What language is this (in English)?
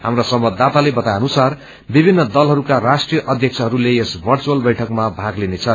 Nepali